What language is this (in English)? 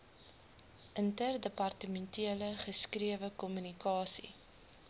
Afrikaans